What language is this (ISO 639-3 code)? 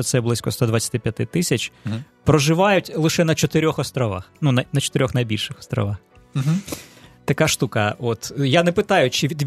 ukr